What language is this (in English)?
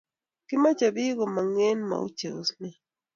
Kalenjin